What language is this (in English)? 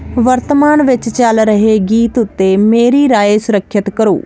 Punjabi